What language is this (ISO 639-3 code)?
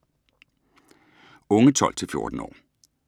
dan